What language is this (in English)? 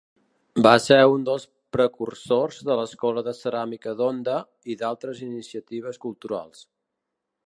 Catalan